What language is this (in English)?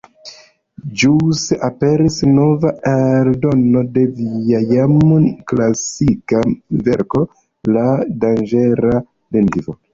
Esperanto